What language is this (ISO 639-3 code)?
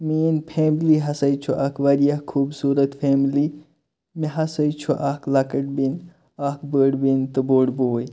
kas